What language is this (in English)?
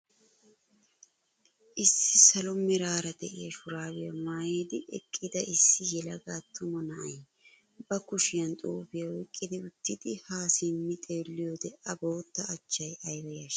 Wolaytta